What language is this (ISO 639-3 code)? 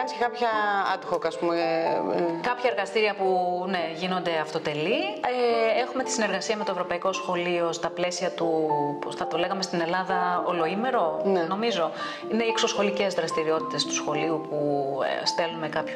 ell